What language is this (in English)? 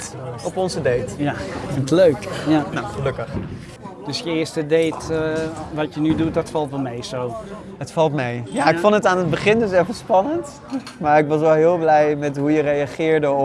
Dutch